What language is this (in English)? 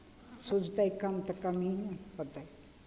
Maithili